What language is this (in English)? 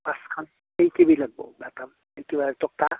Assamese